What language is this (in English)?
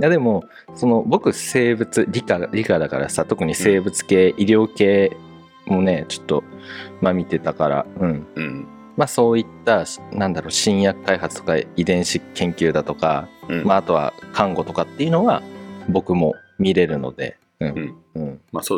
Japanese